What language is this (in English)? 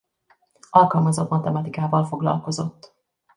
Hungarian